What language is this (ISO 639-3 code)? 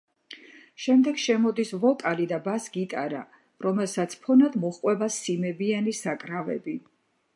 kat